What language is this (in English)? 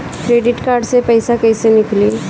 Bhojpuri